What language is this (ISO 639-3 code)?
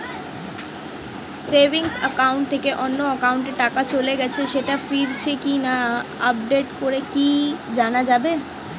ben